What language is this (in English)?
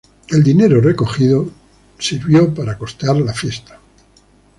Spanish